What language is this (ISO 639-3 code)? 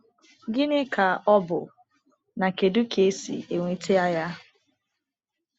ibo